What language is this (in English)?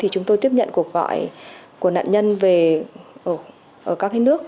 Vietnamese